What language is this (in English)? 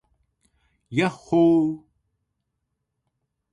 Japanese